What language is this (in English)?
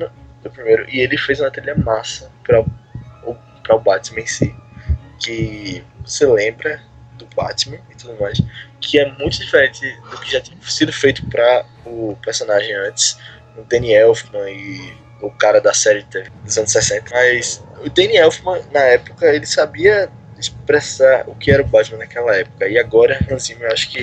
Portuguese